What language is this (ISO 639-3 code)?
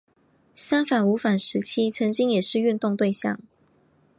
zho